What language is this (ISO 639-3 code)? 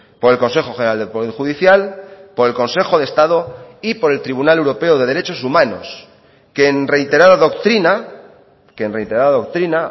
spa